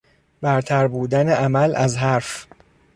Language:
Persian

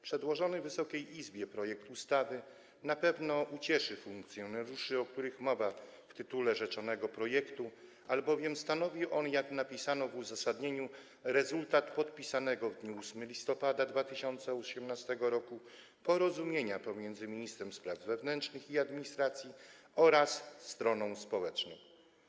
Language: Polish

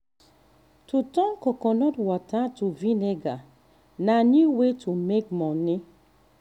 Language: Nigerian Pidgin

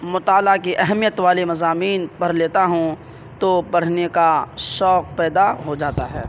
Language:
Urdu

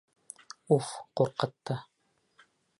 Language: Bashkir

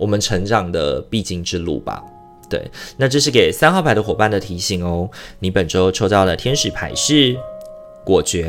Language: Chinese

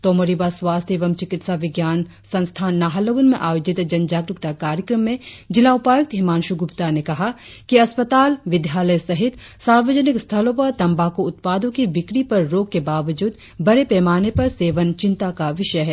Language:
Hindi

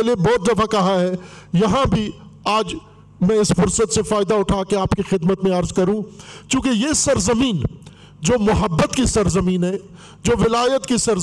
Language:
Urdu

